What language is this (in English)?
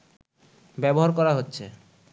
Bangla